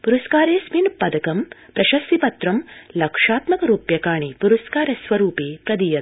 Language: Sanskrit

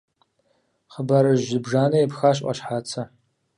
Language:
Kabardian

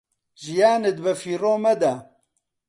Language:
Central Kurdish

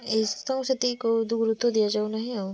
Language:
Odia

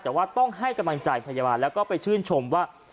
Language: Thai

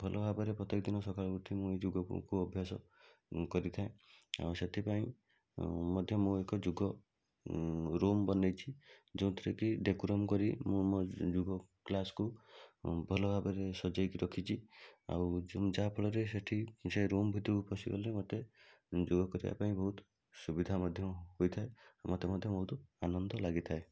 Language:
Odia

